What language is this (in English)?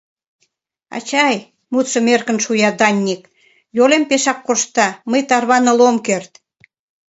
Mari